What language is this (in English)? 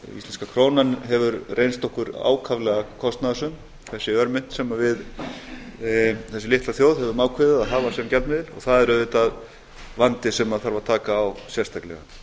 Icelandic